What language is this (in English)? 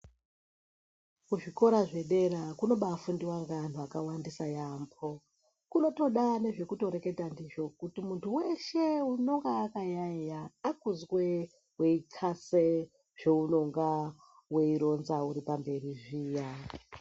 Ndau